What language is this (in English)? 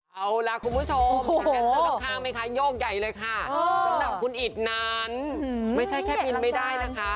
Thai